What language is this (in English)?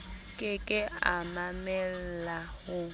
Southern Sotho